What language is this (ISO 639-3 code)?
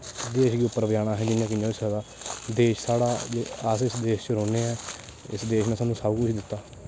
doi